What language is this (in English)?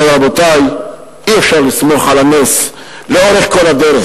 Hebrew